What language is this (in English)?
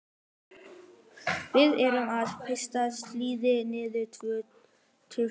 Icelandic